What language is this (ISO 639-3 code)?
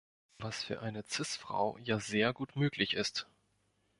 deu